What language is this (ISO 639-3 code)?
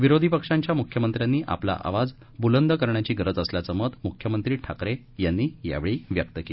mar